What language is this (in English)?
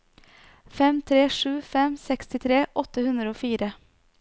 Norwegian